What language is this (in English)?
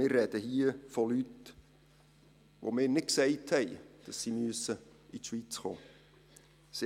Swiss German